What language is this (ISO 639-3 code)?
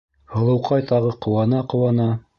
bak